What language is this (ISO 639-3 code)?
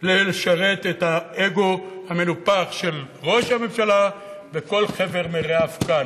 heb